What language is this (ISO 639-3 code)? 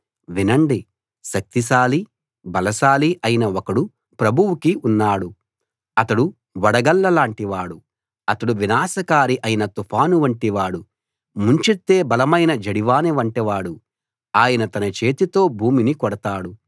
tel